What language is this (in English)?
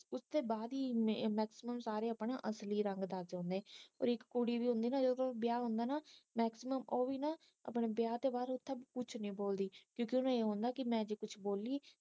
Punjabi